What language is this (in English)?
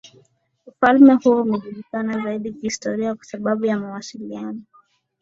Swahili